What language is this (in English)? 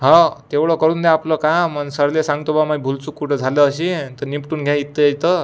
Marathi